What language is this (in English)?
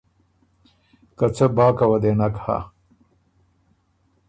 Ormuri